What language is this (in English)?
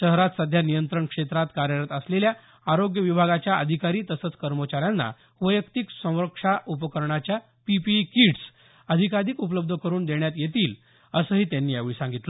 Marathi